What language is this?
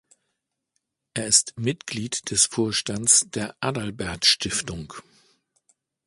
German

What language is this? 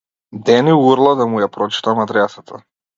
Macedonian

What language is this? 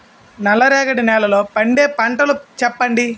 Telugu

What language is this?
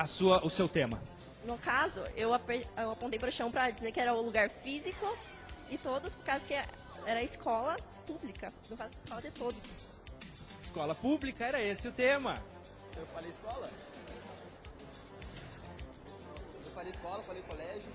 Portuguese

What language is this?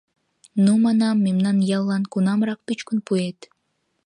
Mari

